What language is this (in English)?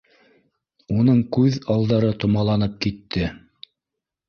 Bashkir